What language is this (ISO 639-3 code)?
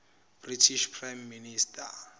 zul